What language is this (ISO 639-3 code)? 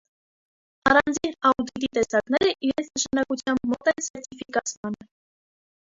hye